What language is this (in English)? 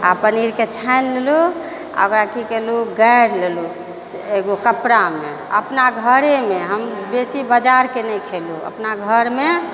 Maithili